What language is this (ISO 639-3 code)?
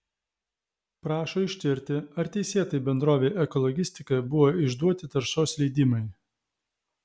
lit